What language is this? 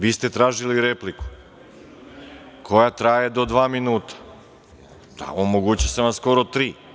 Serbian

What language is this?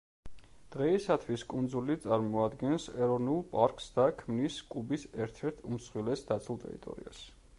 Georgian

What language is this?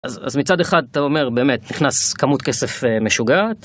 Hebrew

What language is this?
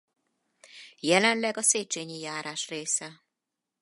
Hungarian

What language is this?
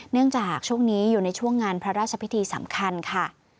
Thai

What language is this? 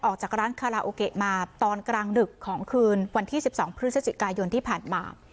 Thai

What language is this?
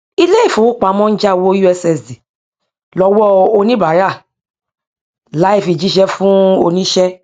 Yoruba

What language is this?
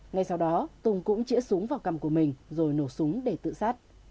Vietnamese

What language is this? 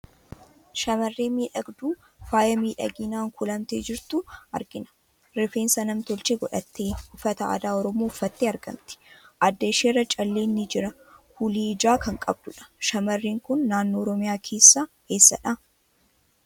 Oromo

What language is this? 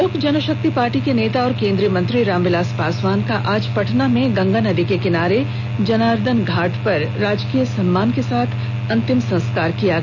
Hindi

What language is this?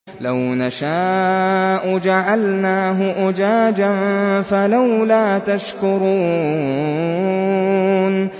Arabic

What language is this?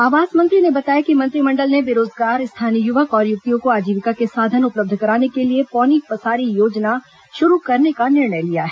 Hindi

